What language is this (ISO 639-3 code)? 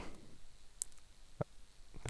nor